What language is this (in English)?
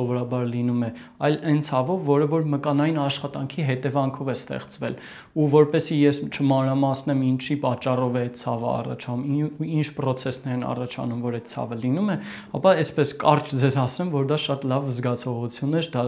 Turkish